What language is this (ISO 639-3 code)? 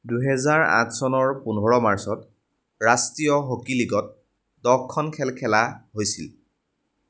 asm